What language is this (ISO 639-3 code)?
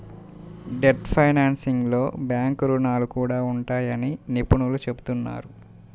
tel